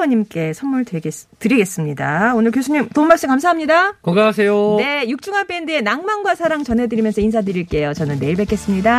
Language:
Korean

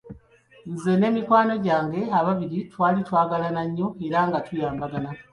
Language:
Ganda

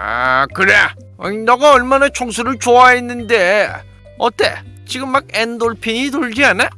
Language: Korean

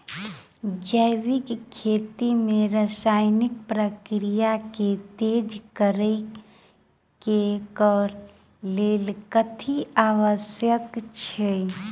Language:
Maithili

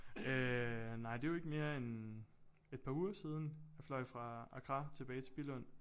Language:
Danish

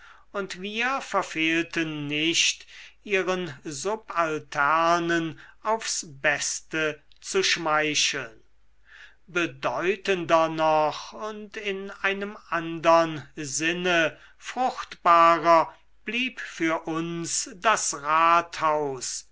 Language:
German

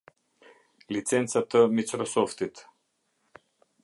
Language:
Albanian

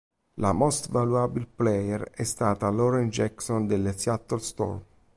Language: Italian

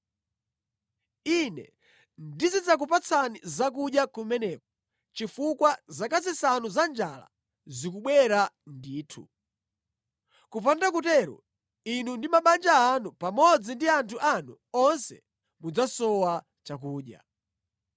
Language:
Nyanja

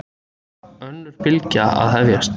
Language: Icelandic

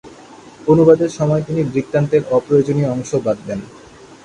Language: Bangla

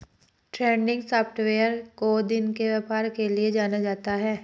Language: Hindi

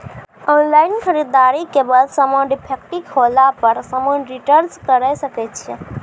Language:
Maithili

